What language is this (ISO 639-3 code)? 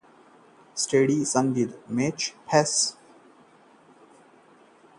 hin